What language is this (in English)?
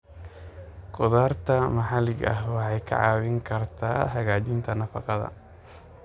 Somali